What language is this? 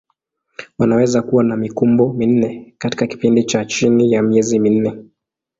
Swahili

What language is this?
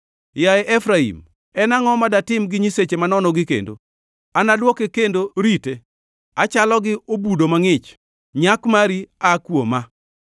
Luo (Kenya and Tanzania)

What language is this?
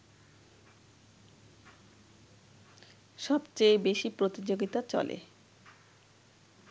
Bangla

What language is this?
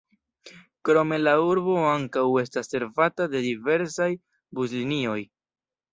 Esperanto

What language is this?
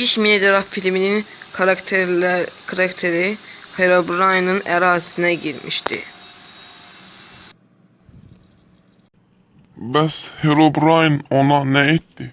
Turkish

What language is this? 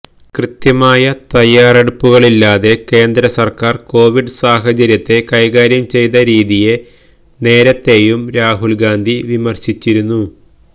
Malayalam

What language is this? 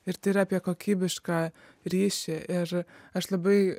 Lithuanian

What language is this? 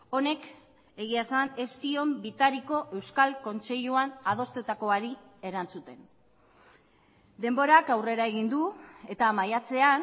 Basque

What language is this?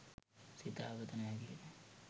Sinhala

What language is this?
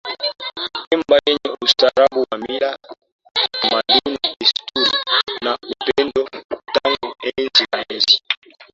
Swahili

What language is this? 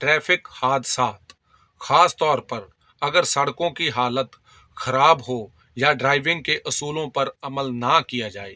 Urdu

